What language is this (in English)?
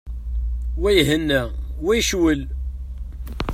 Kabyle